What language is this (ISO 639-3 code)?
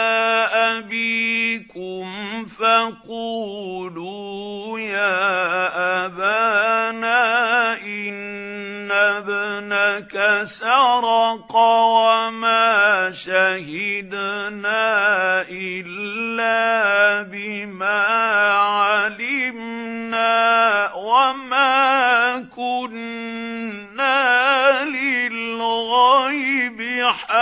ara